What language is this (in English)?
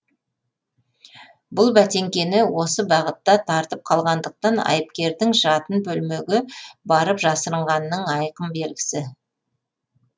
Kazakh